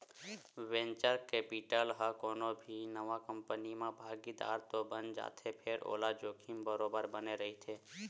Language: Chhattisgarhi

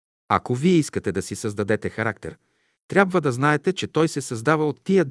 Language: Bulgarian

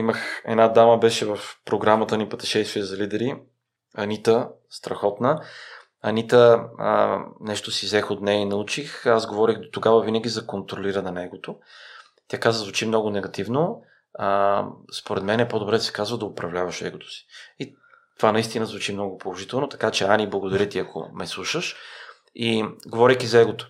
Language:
Bulgarian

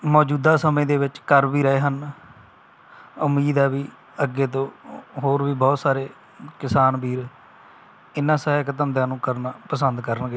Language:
Punjabi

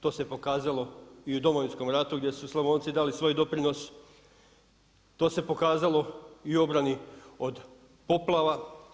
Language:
Croatian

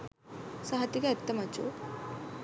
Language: Sinhala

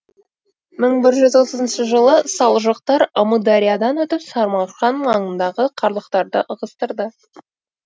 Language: Kazakh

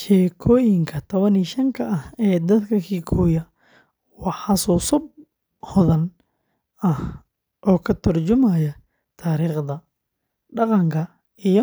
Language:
Somali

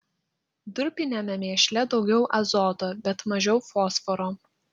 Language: Lithuanian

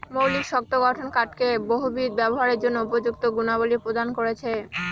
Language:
Bangla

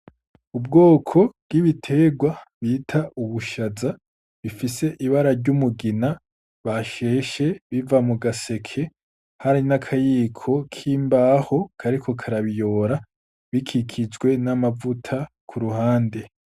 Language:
Rundi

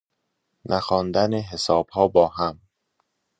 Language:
Persian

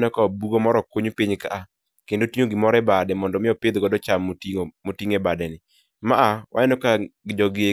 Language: Luo (Kenya and Tanzania)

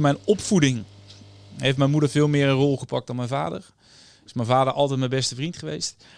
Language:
Dutch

